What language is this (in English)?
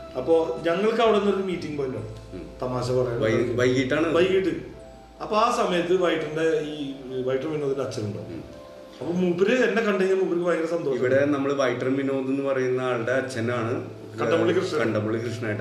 Malayalam